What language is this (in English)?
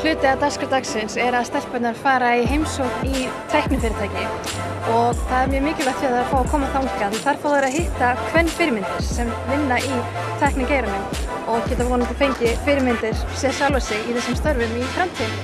Icelandic